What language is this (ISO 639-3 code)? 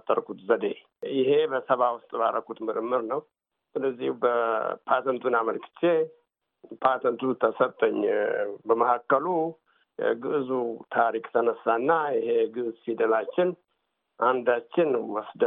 amh